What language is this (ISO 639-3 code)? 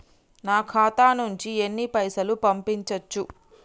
tel